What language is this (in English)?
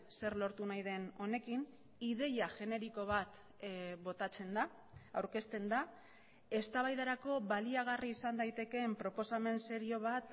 Basque